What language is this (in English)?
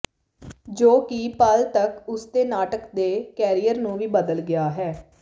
Punjabi